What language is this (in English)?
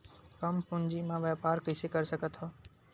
Chhattisgarhi